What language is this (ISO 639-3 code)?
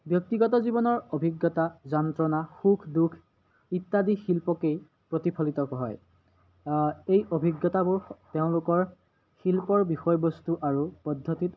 asm